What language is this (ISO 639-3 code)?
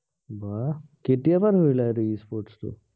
asm